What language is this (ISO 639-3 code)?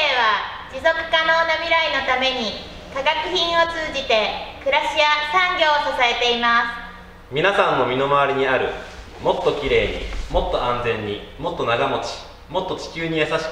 jpn